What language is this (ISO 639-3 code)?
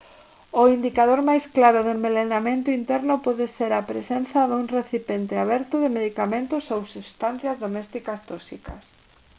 glg